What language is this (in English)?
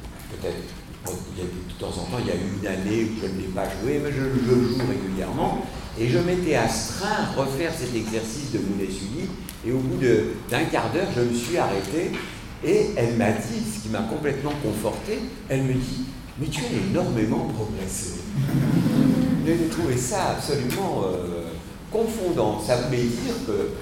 French